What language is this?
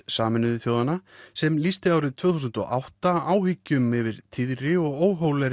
Icelandic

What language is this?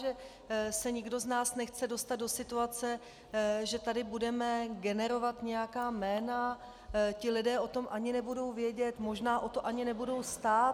Czech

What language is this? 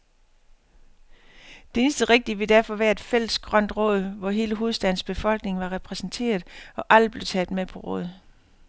Danish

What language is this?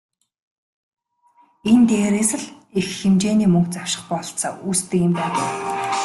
Mongolian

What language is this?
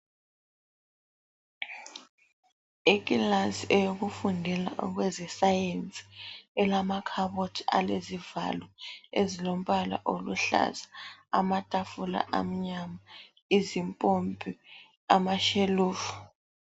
North Ndebele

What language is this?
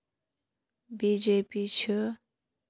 Kashmiri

